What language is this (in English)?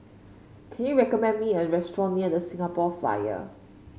English